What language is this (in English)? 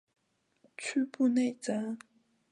Chinese